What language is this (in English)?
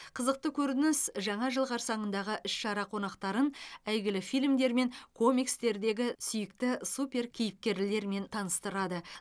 Kazakh